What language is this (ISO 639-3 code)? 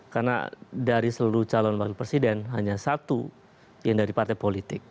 ind